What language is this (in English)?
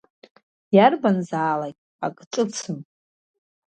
Abkhazian